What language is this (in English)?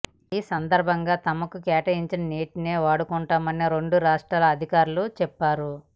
Telugu